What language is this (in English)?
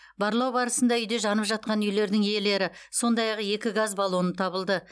Kazakh